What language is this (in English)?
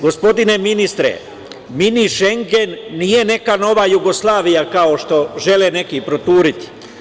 Serbian